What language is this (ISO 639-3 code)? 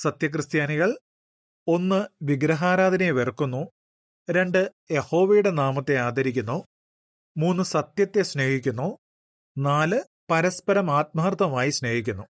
mal